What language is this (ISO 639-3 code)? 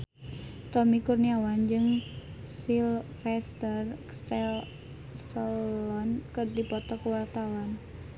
sun